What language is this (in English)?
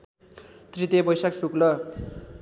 Nepali